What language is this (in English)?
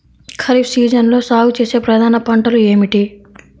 Telugu